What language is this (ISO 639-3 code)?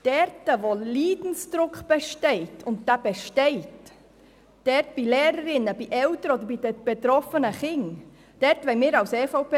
gsw